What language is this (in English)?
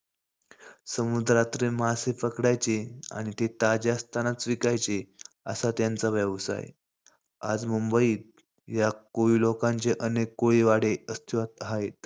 Marathi